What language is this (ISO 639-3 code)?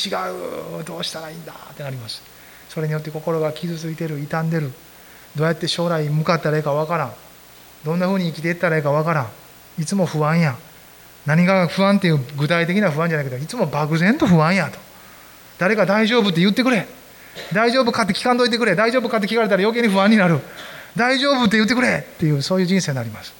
jpn